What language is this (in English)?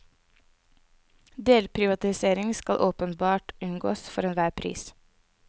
Norwegian